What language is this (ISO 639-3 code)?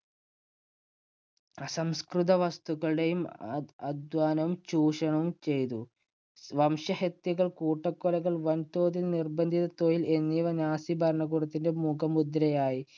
mal